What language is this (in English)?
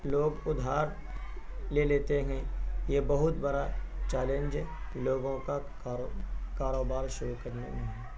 Urdu